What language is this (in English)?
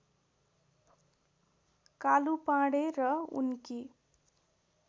Nepali